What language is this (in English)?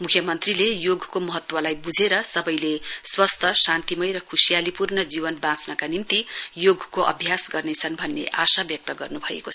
Nepali